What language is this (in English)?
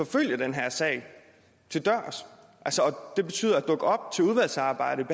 Danish